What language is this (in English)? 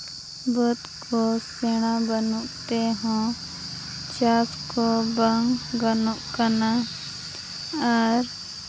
Santali